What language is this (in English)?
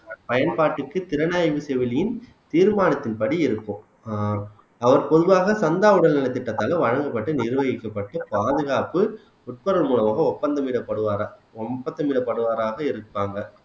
Tamil